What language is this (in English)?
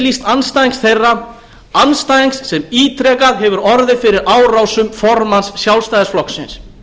Icelandic